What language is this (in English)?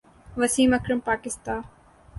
Urdu